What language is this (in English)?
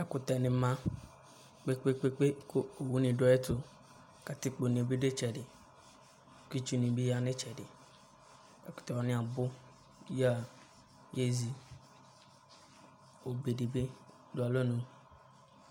Ikposo